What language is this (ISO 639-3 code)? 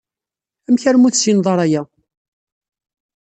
kab